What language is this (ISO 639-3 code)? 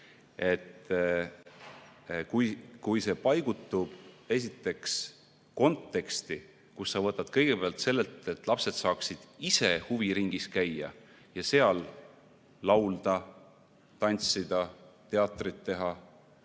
est